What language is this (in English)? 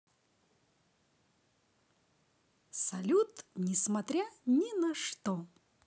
Russian